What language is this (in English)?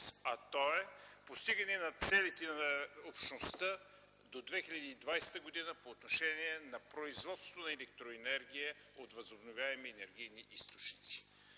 Bulgarian